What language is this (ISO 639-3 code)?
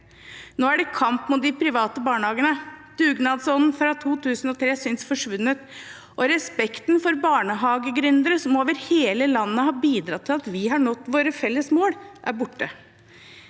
nor